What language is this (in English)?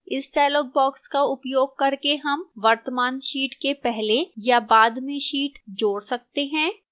Hindi